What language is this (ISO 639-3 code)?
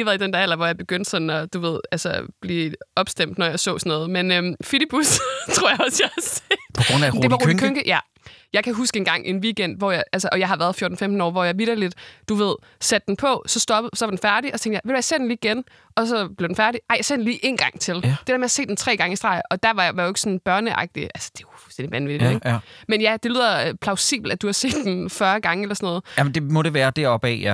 dan